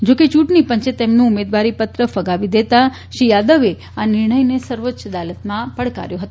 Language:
Gujarati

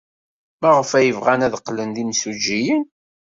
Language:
Kabyle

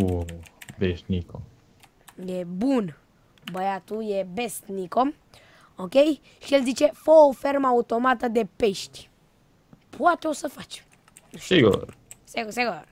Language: Romanian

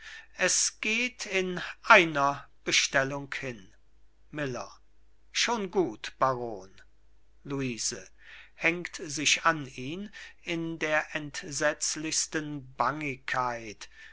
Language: German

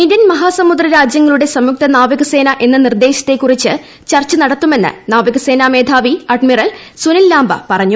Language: Malayalam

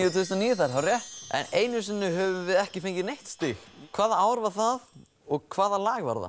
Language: Icelandic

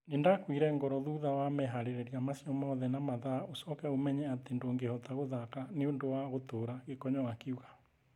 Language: Kikuyu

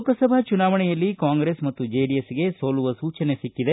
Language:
Kannada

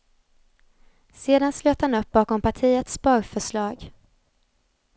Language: Swedish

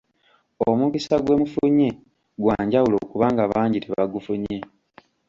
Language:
Ganda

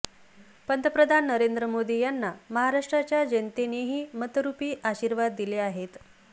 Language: Marathi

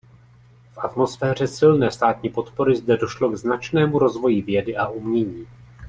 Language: Czech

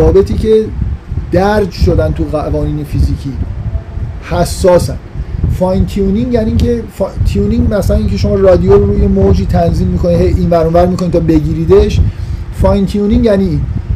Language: Persian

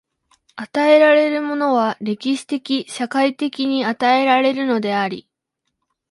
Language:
Japanese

